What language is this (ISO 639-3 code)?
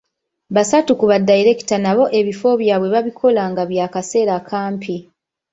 lug